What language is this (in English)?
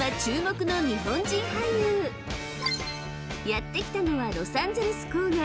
Japanese